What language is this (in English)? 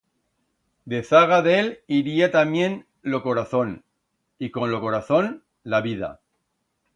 Aragonese